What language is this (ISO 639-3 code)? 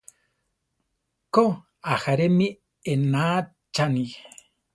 tar